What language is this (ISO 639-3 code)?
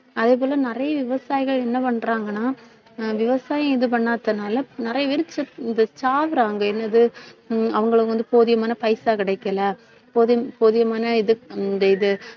tam